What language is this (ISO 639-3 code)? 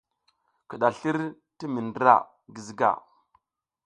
giz